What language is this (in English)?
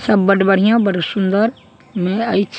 Maithili